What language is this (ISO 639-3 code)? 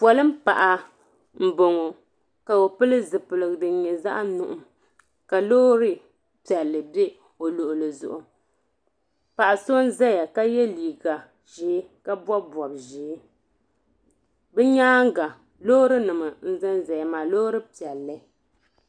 dag